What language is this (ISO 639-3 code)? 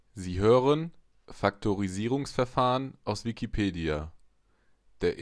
deu